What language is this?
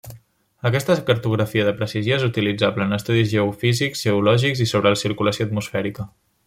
Catalan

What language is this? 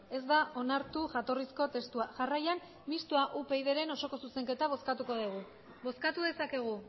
Basque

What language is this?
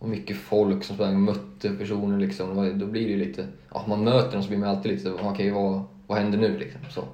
Swedish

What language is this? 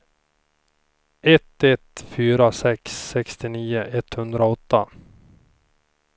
Swedish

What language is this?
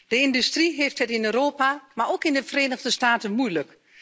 Dutch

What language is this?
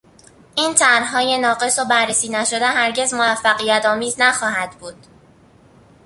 Persian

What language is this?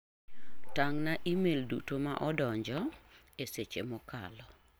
Luo (Kenya and Tanzania)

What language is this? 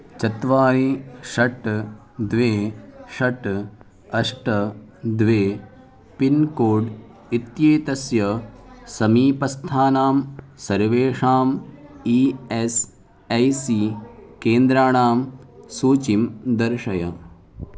Sanskrit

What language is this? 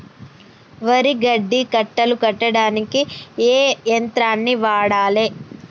Telugu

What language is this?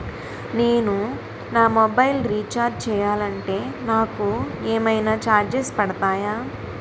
Telugu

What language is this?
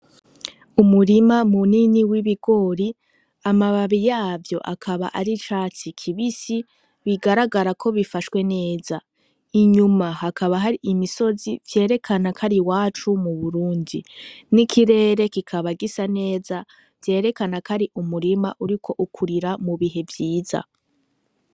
Rundi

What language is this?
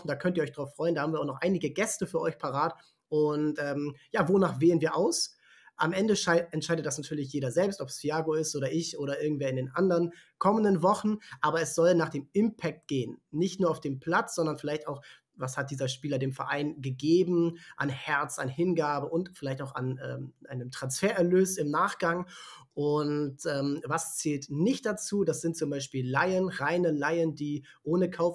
German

